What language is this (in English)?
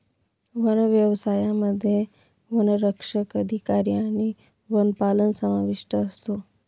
Marathi